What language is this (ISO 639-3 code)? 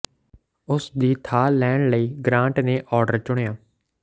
pan